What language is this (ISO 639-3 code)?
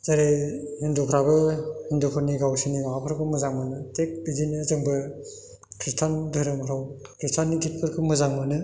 brx